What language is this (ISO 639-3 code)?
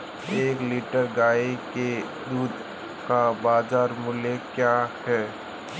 hin